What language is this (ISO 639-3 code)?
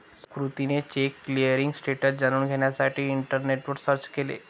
mar